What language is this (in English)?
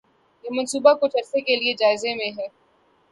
Urdu